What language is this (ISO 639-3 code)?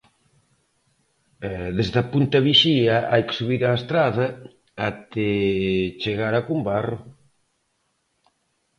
glg